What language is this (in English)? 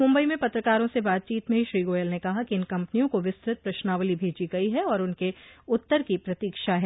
Hindi